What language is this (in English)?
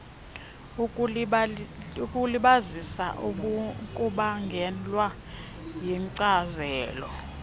Xhosa